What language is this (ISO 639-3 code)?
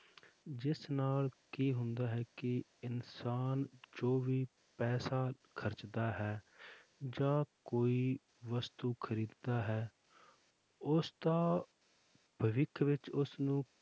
pan